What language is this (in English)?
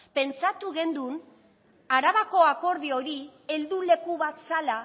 Basque